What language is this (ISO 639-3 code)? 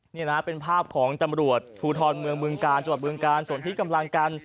tha